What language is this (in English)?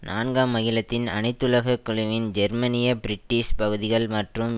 Tamil